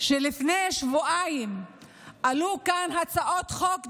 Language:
Hebrew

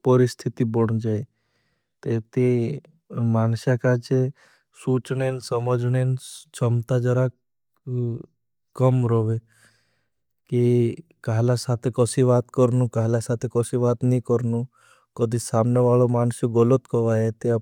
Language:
Bhili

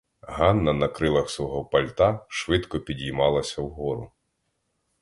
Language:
Ukrainian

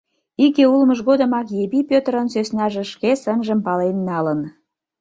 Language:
Mari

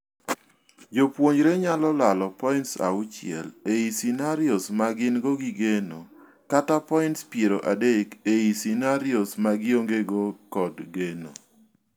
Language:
Luo (Kenya and Tanzania)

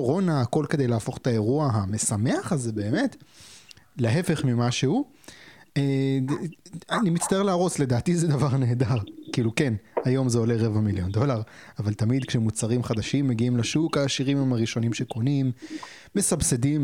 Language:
Hebrew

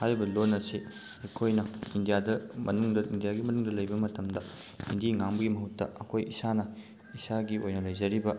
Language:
Manipuri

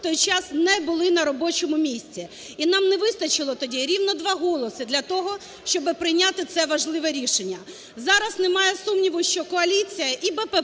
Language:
Ukrainian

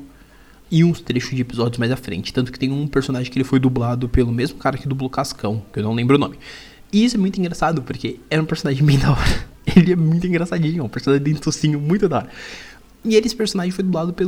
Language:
Portuguese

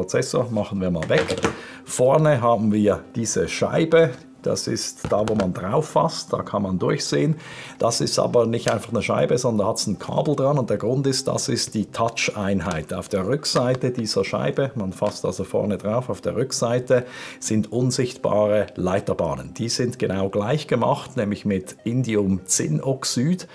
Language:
German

